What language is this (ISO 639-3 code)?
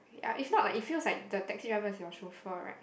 eng